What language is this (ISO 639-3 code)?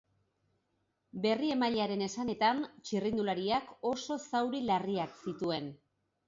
eus